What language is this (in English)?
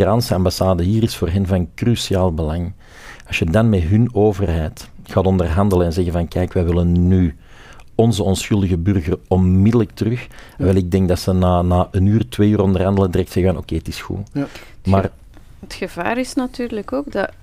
Dutch